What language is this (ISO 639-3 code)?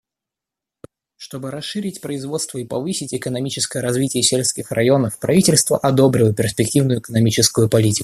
rus